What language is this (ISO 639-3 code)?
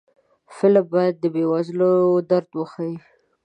pus